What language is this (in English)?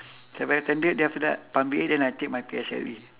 English